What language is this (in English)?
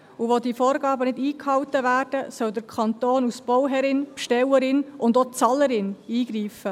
Swiss German